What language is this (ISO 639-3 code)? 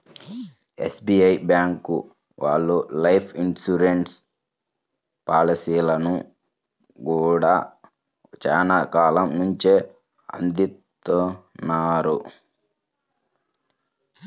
tel